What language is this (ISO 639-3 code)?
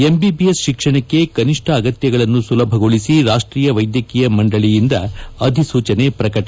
kan